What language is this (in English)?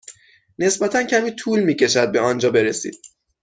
Persian